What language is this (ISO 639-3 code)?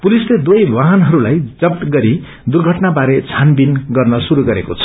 nep